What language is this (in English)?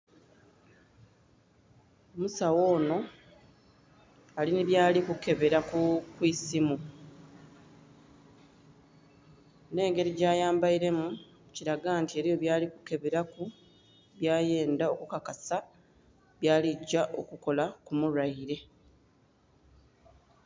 Soga